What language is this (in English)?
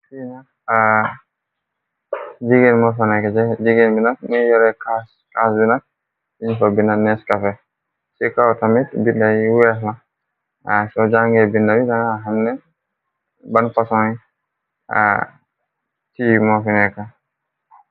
Wolof